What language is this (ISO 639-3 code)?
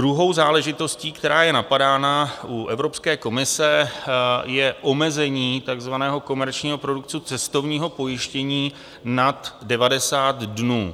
ces